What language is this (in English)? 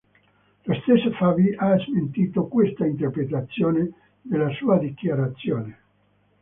Italian